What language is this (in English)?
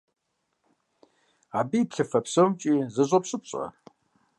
Kabardian